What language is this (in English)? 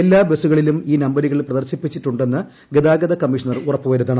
Malayalam